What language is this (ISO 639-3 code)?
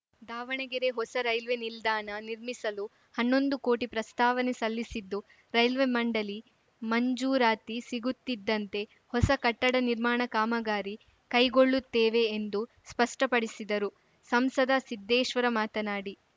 kan